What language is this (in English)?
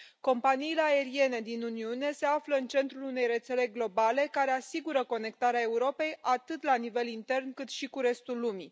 Romanian